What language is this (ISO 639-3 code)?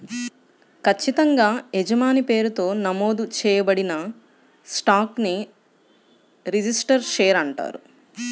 tel